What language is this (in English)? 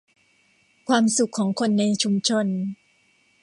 Thai